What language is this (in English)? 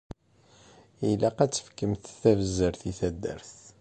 Kabyle